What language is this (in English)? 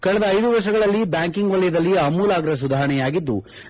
Kannada